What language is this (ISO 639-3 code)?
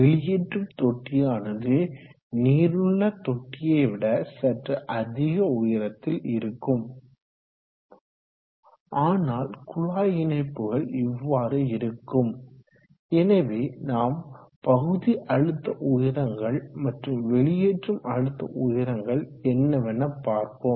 tam